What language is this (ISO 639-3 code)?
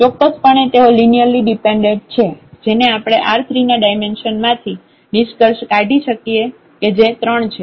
guj